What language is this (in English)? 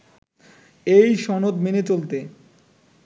Bangla